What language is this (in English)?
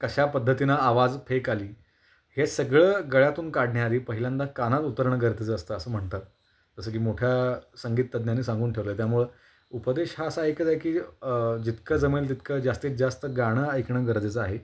Marathi